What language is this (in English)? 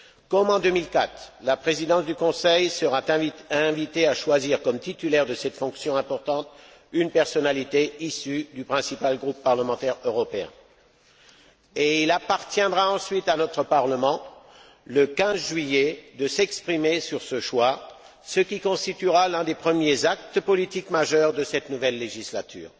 French